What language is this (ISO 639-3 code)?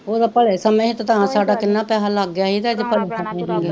pan